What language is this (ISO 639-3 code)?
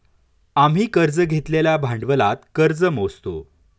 mar